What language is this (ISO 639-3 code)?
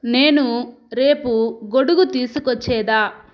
tel